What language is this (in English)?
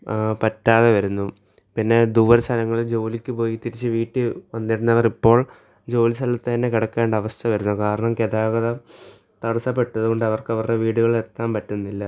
Malayalam